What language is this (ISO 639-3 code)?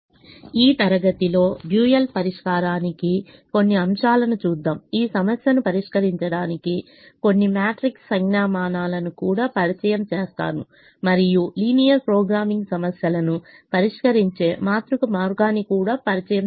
tel